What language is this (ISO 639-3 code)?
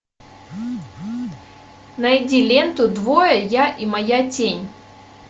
rus